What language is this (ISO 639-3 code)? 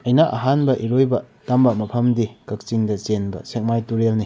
mni